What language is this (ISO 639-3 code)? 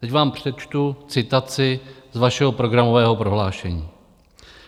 ces